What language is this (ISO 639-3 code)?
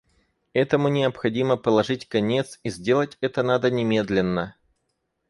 rus